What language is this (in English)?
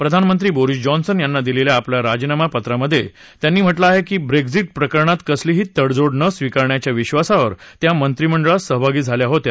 Marathi